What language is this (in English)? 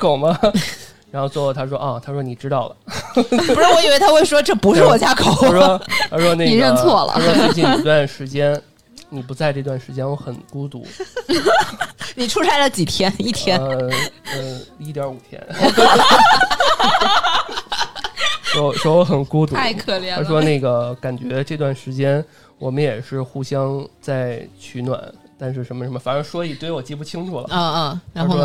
Chinese